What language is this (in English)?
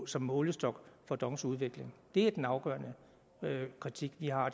Danish